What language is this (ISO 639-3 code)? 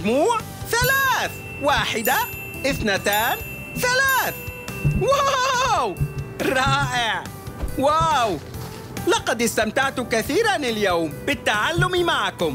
ara